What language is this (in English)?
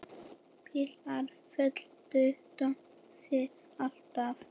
Icelandic